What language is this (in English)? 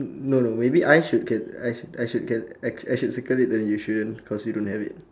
English